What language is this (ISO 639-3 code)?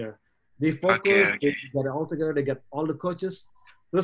ind